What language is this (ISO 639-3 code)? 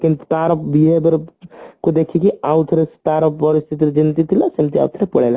ori